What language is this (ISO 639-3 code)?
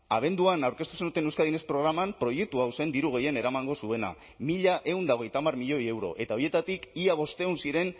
eus